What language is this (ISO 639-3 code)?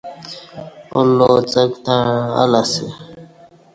bsh